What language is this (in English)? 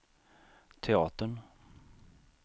Swedish